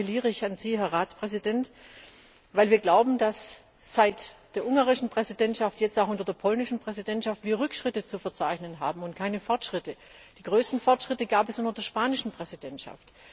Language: German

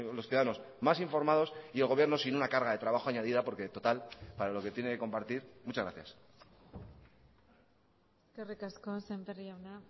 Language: Spanish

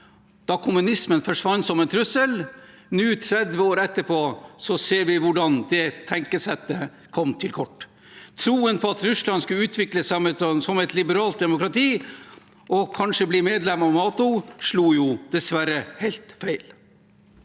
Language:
Norwegian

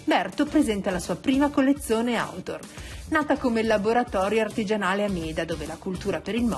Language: Italian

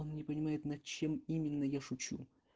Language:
Russian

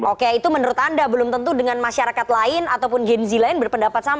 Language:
Indonesian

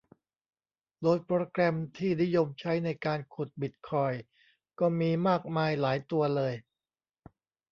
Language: Thai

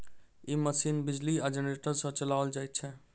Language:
Maithili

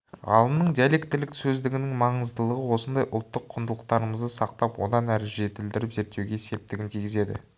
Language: Kazakh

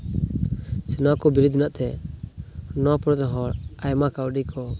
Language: Santali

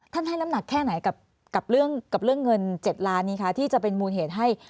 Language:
Thai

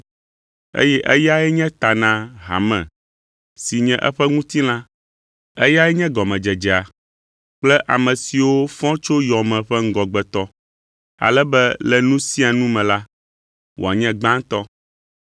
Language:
Ewe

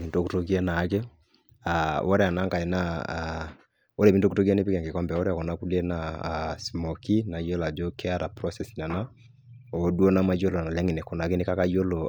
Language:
Masai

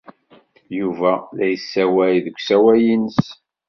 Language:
Kabyle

